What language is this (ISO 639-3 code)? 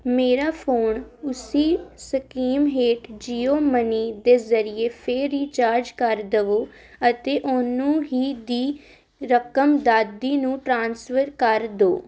pan